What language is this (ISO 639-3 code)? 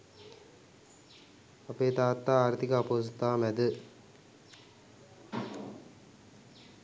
sin